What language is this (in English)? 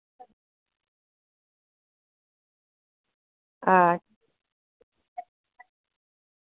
Dogri